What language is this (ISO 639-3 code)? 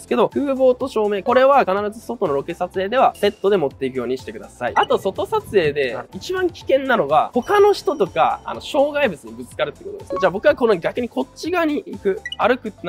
jpn